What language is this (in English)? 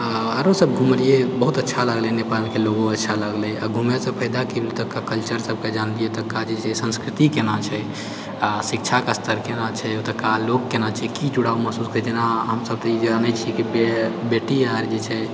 Maithili